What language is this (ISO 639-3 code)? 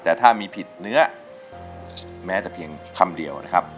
tha